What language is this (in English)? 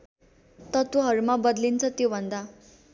Nepali